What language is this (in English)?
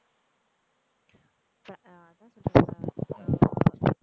Tamil